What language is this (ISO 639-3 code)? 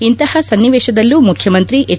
kan